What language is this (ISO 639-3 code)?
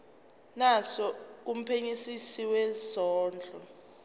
zul